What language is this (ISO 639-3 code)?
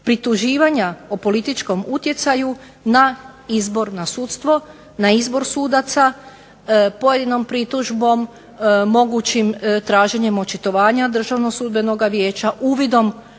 hrv